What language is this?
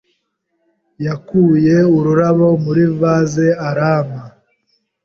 Kinyarwanda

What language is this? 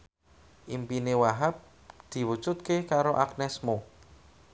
Javanese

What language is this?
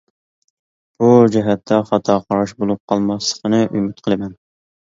Uyghur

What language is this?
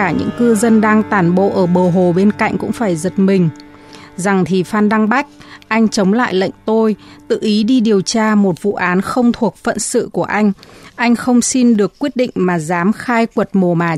Vietnamese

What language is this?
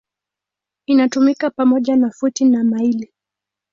Swahili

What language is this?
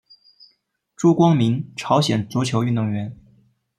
Chinese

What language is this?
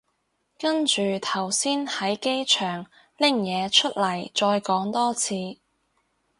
Cantonese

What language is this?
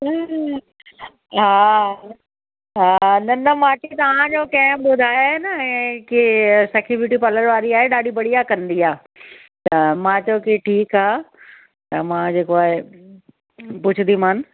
Sindhi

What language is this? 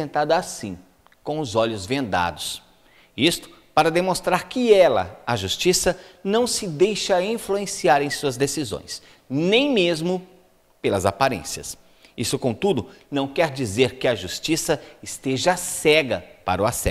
Portuguese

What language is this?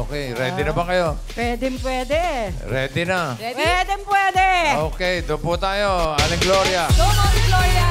Filipino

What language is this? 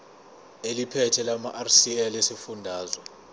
Zulu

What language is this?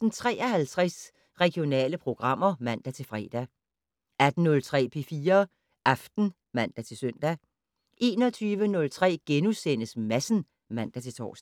Danish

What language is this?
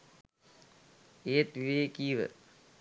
Sinhala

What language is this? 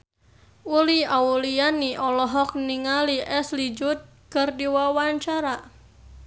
Sundanese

